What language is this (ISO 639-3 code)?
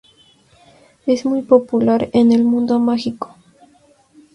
spa